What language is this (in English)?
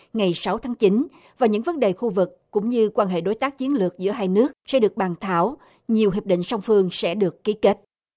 Vietnamese